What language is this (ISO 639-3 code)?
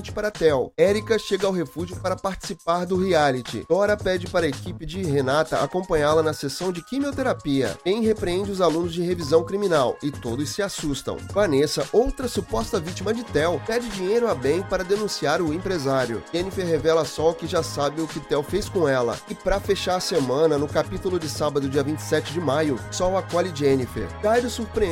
por